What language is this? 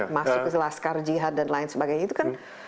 Indonesian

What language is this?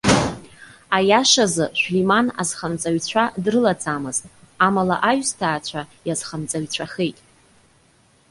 Abkhazian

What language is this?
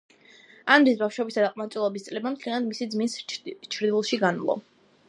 Georgian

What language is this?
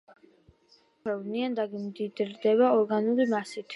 Georgian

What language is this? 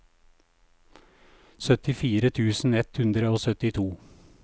Norwegian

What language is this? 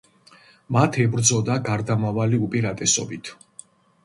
Georgian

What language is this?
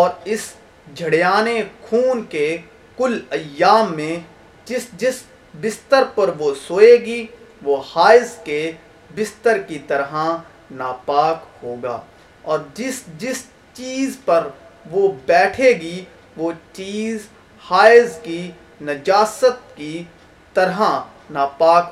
Urdu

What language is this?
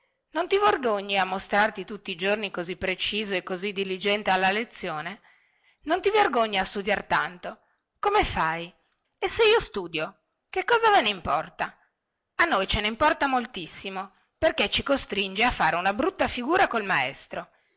Italian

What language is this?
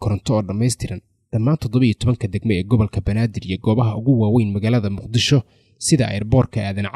Arabic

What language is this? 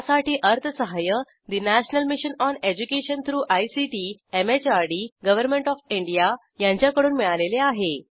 Marathi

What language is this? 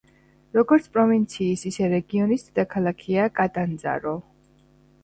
Georgian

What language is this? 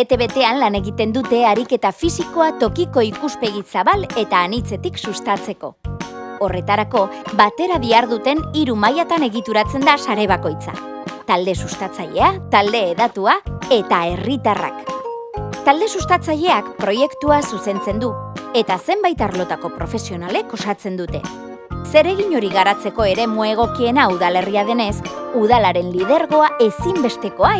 Basque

